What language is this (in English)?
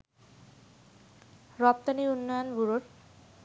Bangla